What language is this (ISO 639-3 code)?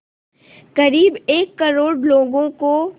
hin